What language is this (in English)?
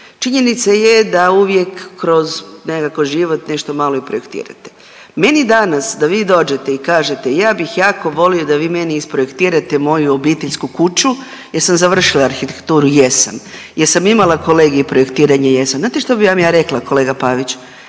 Croatian